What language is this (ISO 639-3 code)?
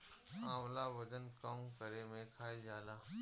bho